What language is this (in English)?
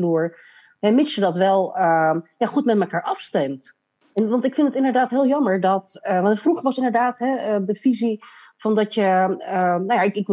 Dutch